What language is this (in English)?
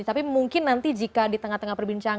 Indonesian